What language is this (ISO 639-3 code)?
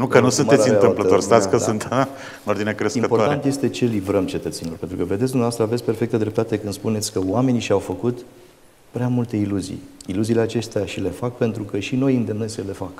ron